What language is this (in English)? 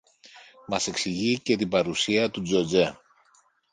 Greek